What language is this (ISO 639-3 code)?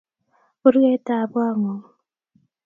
kln